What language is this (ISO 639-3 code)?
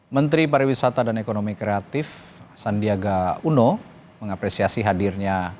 ind